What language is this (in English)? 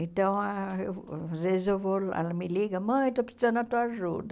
Portuguese